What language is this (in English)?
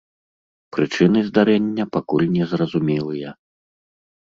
Belarusian